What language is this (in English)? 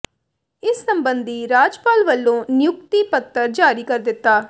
Punjabi